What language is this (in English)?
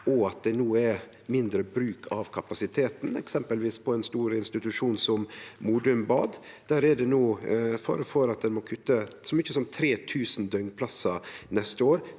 Norwegian